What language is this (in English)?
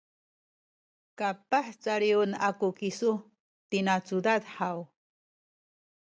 Sakizaya